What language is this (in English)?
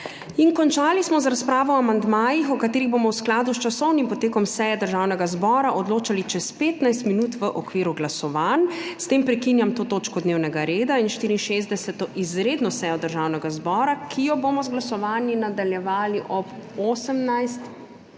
Slovenian